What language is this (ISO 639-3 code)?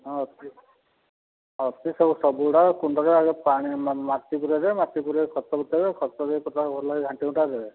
ori